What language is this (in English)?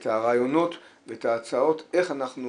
Hebrew